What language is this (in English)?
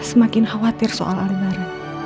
Indonesian